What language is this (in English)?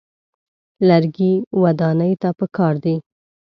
Pashto